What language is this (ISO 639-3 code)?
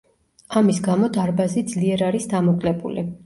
kat